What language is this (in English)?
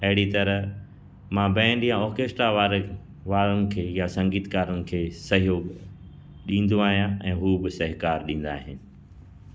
Sindhi